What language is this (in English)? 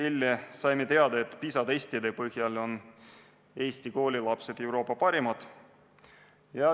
Estonian